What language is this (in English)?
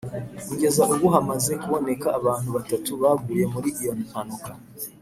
Kinyarwanda